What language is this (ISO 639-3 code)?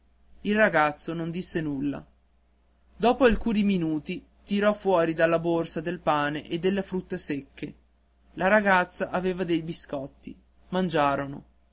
ita